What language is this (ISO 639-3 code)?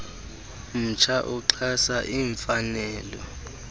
xho